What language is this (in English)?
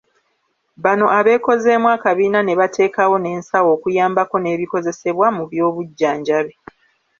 Ganda